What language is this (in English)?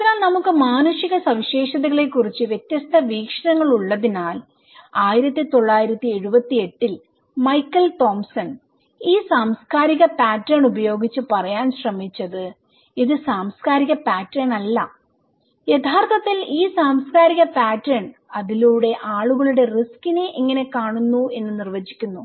Malayalam